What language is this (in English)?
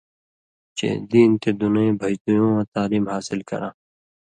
Indus Kohistani